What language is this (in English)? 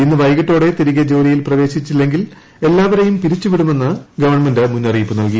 Malayalam